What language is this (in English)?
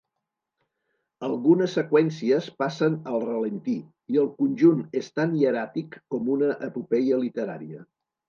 Catalan